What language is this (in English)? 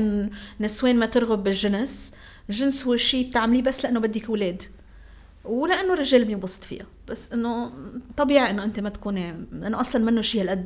Arabic